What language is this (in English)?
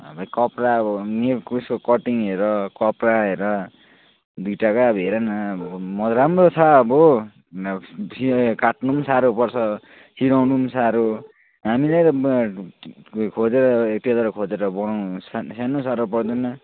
Nepali